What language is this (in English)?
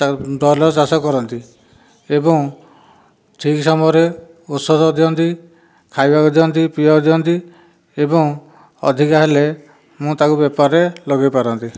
Odia